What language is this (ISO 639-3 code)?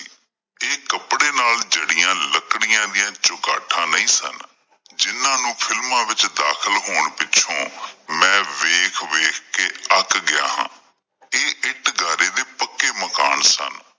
pan